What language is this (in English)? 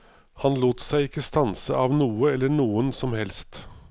Norwegian